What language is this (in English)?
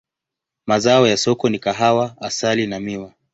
Swahili